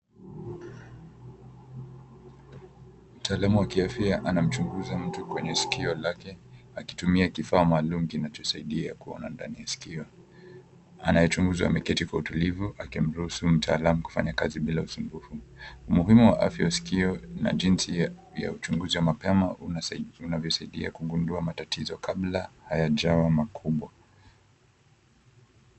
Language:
Swahili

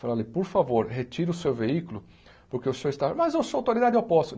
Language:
Portuguese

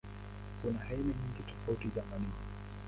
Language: Swahili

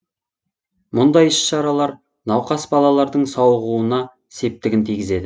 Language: Kazakh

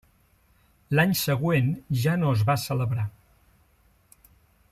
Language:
Catalan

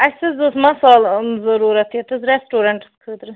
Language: Kashmiri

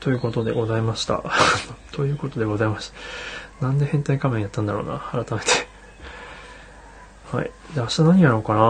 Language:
Japanese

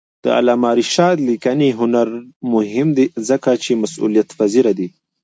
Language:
Pashto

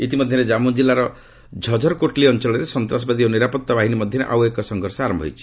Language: Odia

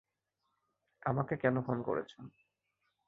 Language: Bangla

